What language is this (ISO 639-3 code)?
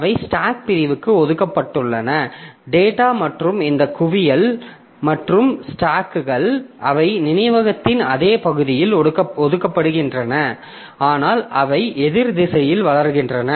tam